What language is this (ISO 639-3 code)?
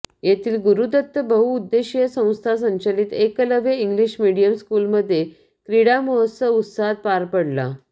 mar